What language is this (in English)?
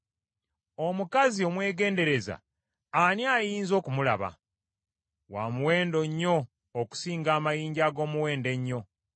Ganda